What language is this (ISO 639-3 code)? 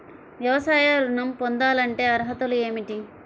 tel